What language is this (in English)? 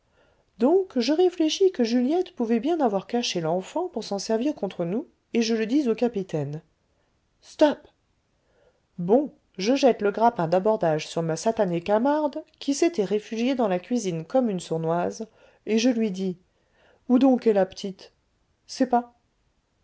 French